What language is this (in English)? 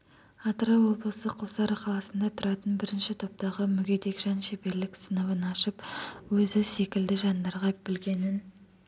Kazakh